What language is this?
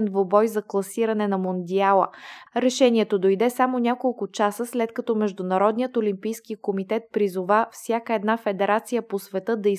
Bulgarian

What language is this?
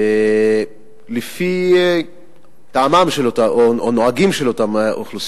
Hebrew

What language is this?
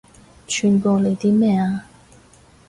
Cantonese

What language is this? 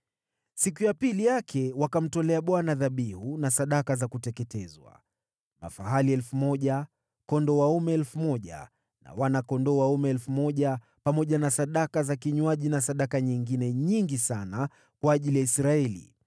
Swahili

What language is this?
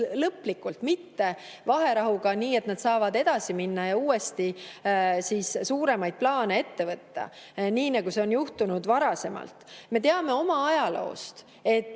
Estonian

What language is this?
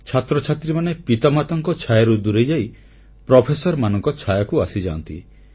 Odia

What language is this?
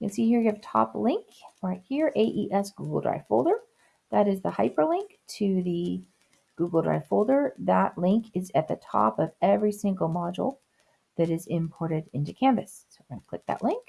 English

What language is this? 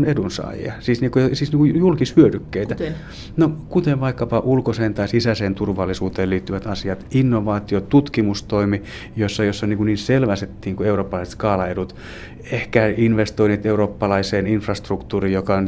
Finnish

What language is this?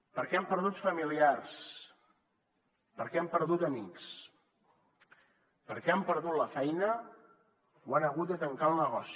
Catalan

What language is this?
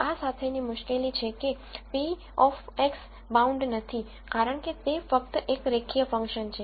Gujarati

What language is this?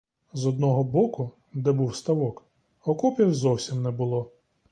Ukrainian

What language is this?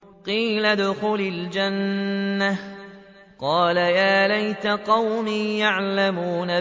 Arabic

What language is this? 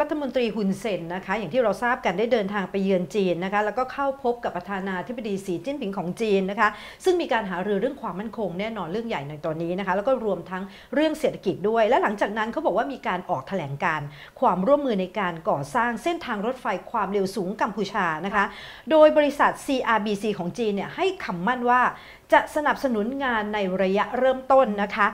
Thai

